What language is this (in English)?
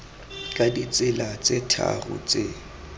Tswana